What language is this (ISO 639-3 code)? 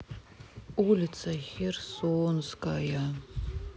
rus